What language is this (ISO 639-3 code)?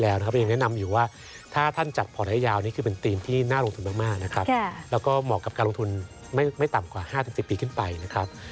tha